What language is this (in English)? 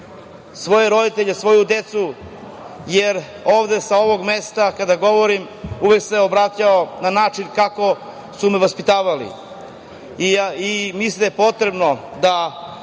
Serbian